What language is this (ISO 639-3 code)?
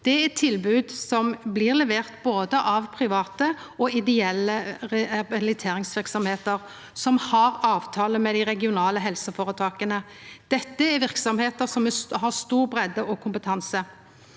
nor